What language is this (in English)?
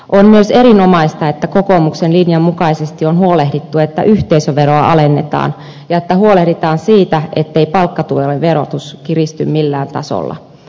Finnish